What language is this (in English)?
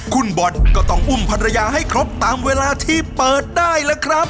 Thai